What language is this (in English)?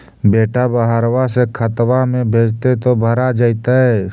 Magahi